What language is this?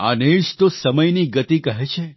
Gujarati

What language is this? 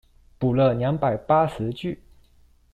Chinese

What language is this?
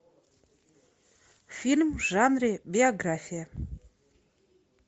Russian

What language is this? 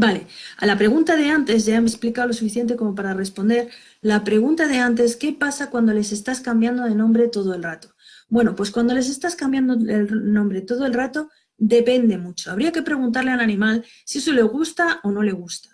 Spanish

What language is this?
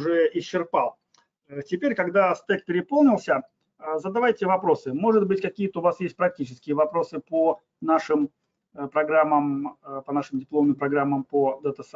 Russian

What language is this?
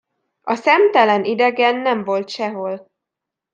Hungarian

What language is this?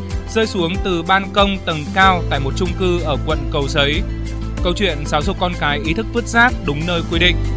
Vietnamese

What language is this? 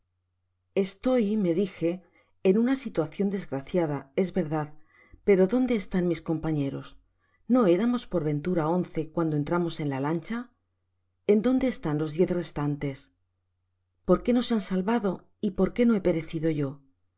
Spanish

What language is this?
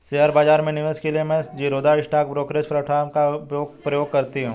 Hindi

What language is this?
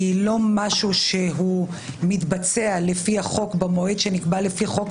Hebrew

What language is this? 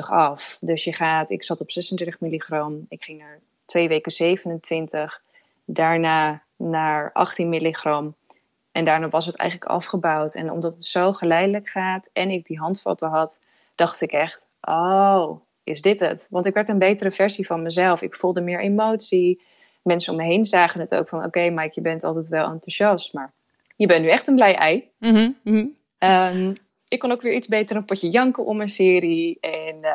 Dutch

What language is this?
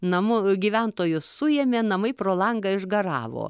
Lithuanian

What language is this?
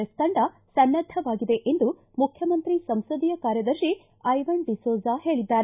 Kannada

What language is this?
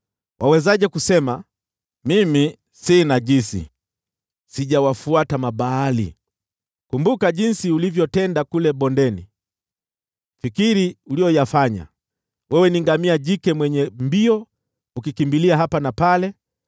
Swahili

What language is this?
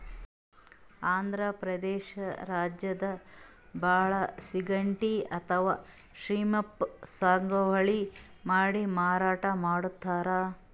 Kannada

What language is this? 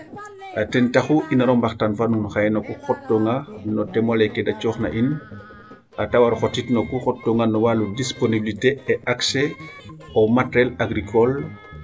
Serer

